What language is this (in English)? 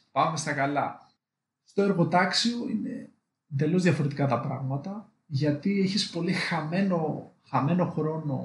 Greek